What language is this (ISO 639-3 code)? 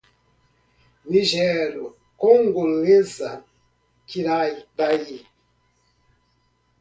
por